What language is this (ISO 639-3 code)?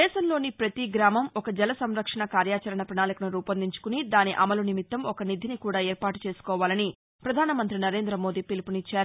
tel